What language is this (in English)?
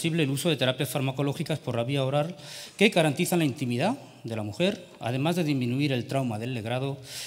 Spanish